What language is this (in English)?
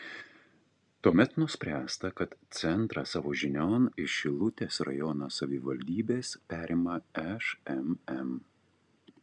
Lithuanian